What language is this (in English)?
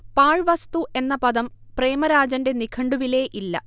Malayalam